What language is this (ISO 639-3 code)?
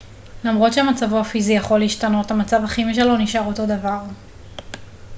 heb